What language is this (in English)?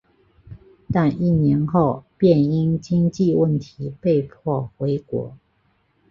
Chinese